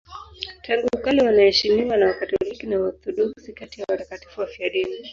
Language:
Swahili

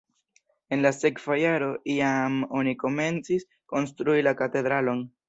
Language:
Esperanto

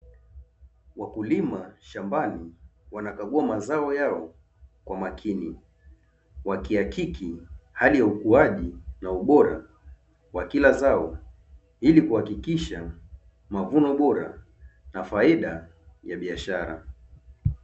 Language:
Swahili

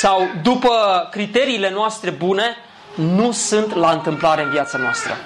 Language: Romanian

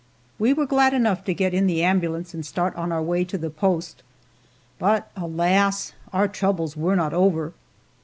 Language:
English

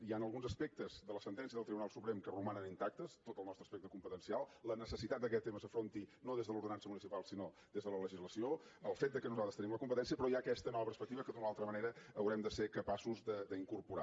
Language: Catalan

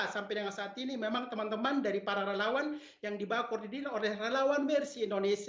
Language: Indonesian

